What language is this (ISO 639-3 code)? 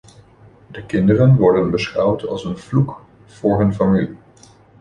nld